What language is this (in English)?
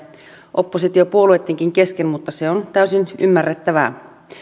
Finnish